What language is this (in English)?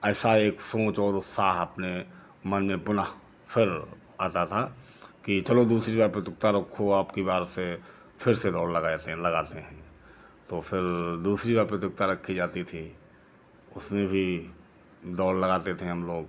Hindi